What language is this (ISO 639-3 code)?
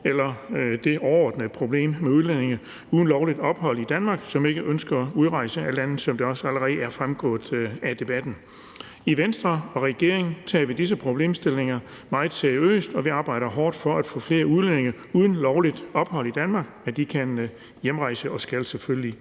dan